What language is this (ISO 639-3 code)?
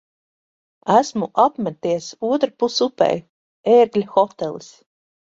lav